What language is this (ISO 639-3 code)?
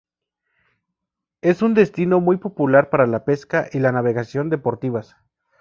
spa